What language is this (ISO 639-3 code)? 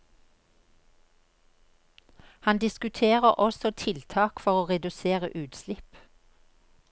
nor